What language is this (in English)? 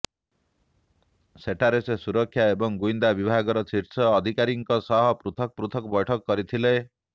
Odia